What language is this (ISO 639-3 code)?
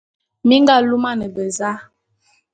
bum